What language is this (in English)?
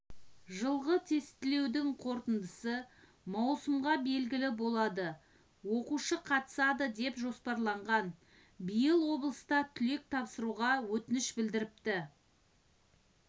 Kazakh